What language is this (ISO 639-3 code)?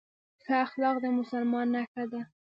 pus